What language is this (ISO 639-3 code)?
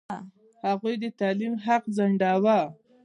pus